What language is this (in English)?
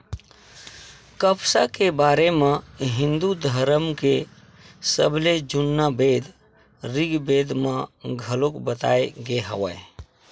Chhattisgarhi